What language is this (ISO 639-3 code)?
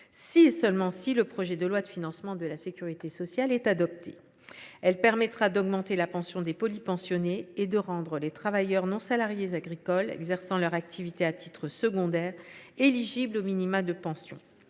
fra